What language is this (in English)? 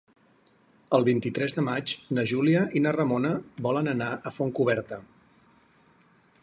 Catalan